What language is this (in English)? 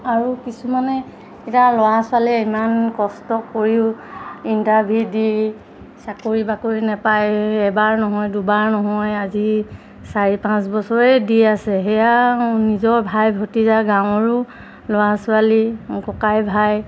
Assamese